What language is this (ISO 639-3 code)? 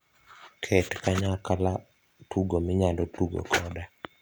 luo